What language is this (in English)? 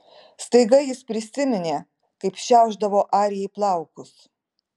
Lithuanian